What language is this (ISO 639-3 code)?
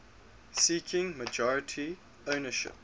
eng